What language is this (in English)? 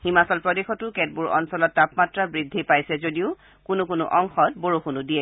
Assamese